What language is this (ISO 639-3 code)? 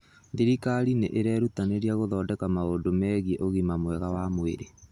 kik